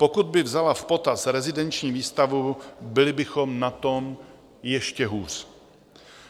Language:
Czech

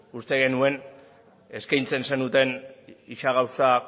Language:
Basque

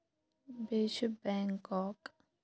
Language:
Kashmiri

